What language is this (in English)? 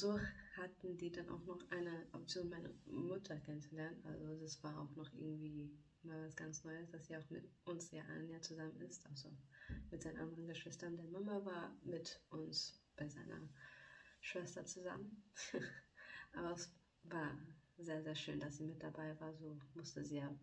German